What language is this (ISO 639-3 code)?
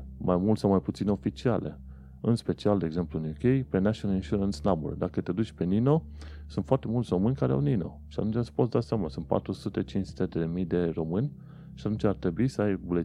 ron